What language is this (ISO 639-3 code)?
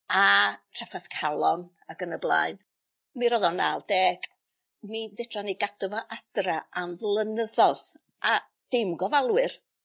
cym